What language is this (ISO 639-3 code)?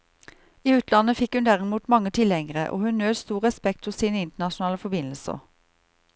nor